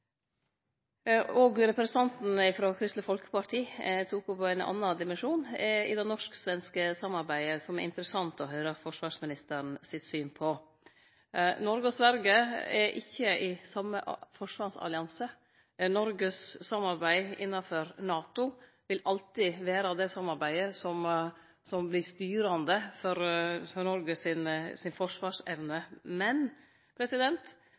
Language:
Norwegian Nynorsk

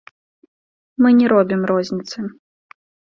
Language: Belarusian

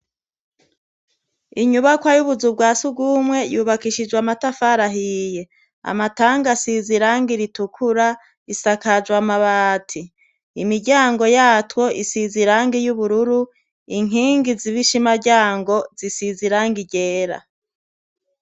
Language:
Rundi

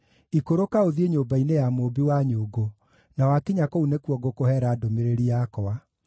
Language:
Kikuyu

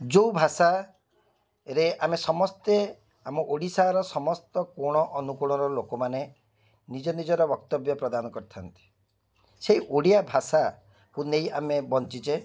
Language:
Odia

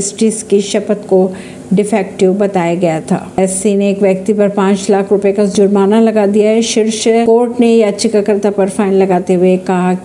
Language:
Hindi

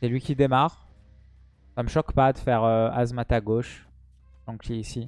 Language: French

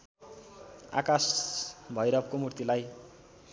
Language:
Nepali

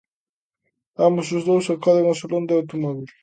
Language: Galician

